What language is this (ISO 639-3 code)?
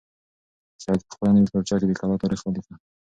pus